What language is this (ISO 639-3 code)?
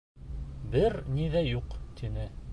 bak